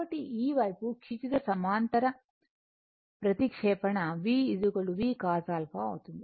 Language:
Telugu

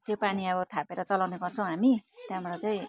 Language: Nepali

